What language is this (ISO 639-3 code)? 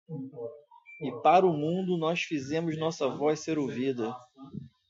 por